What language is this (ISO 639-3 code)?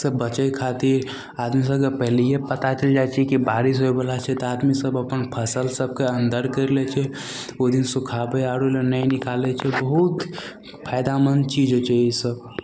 mai